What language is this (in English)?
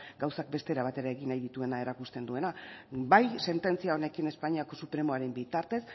Basque